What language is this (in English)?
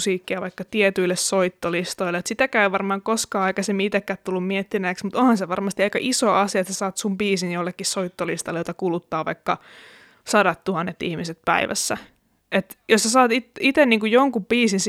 Finnish